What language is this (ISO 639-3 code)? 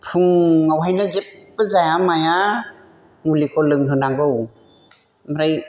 brx